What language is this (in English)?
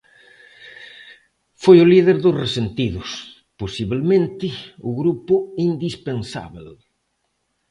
Galician